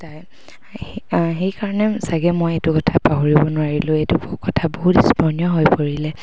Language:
Assamese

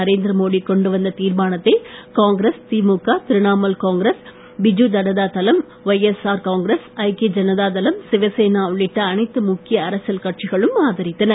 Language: Tamil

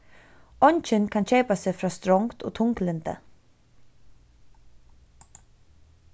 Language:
Faroese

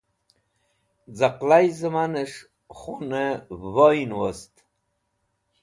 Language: Wakhi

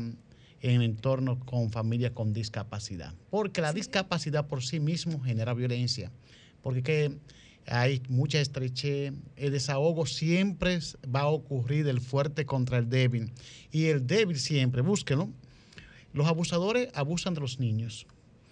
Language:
Spanish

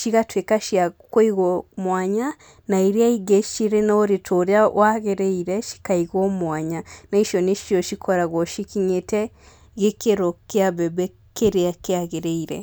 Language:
Kikuyu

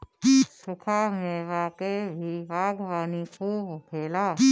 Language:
Bhojpuri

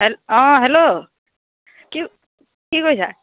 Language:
Assamese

